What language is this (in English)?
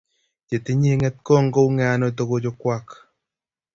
Kalenjin